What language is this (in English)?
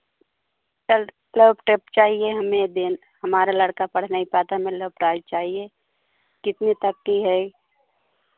Hindi